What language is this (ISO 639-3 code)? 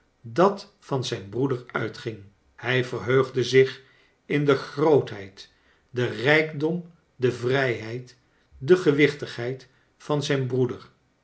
nld